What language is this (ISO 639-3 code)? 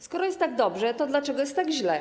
pol